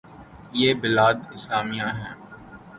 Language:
Urdu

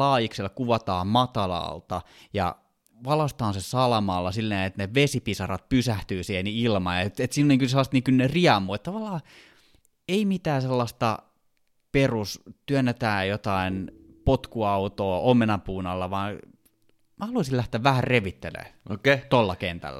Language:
Finnish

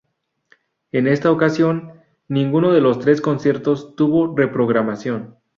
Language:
Spanish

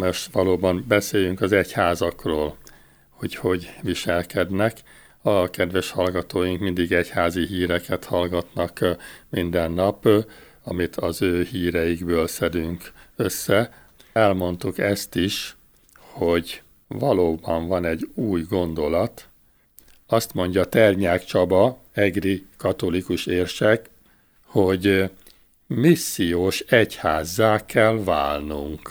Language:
Hungarian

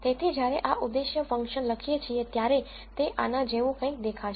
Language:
Gujarati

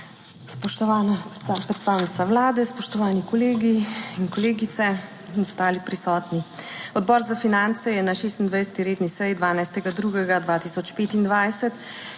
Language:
Slovenian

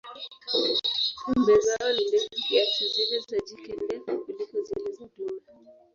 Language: Swahili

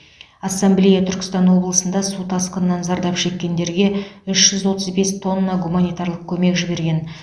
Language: Kazakh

